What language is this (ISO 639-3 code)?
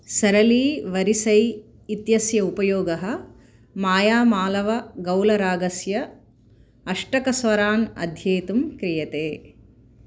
san